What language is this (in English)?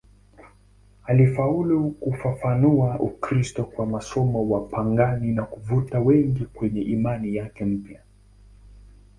Swahili